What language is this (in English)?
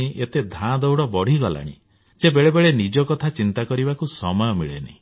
Odia